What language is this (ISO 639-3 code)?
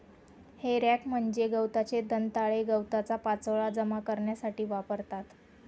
mar